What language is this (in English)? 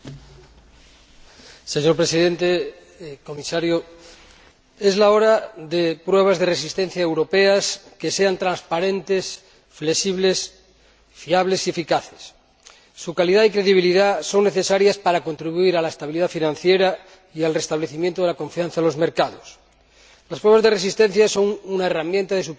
Spanish